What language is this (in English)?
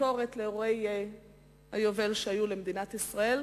Hebrew